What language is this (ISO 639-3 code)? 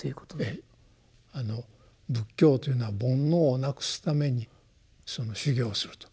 jpn